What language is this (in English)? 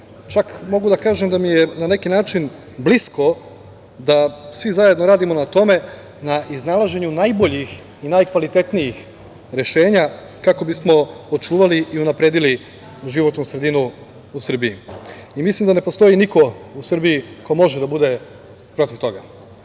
Serbian